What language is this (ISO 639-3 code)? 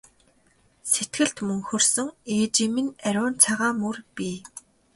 mon